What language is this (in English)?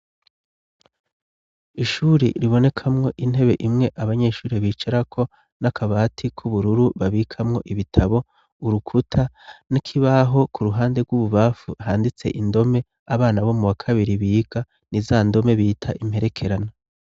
Rundi